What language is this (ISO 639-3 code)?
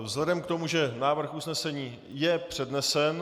ces